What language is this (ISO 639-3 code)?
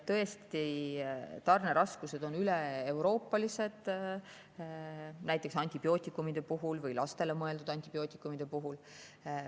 est